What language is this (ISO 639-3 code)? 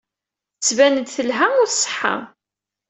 kab